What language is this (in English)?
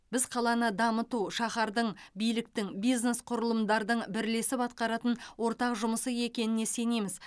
Kazakh